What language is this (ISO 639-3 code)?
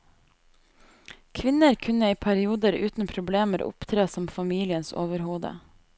nor